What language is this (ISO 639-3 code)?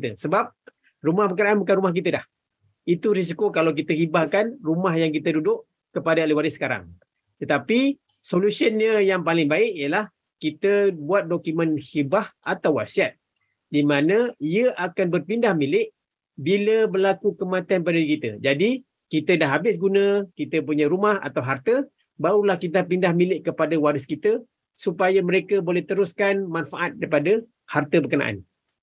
msa